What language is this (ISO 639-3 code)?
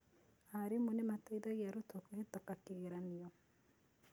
kik